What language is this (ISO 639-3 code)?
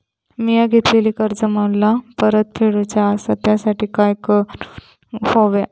mar